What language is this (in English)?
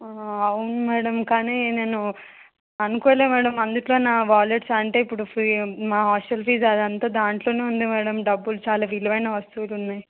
Telugu